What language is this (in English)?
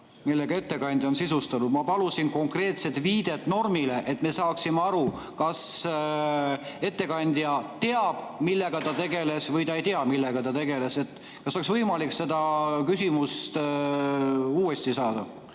Estonian